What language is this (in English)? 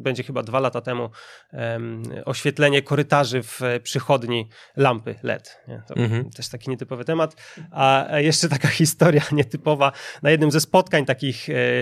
Polish